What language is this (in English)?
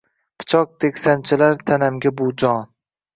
Uzbek